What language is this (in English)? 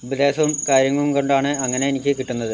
Malayalam